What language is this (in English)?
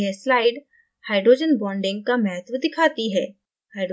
Hindi